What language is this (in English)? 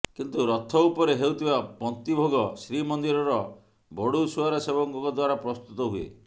Odia